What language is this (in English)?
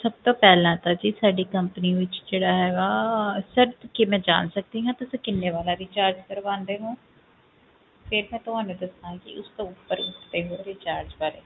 Punjabi